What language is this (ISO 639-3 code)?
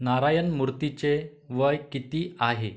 mar